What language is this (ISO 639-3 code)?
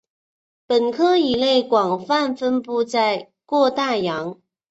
zho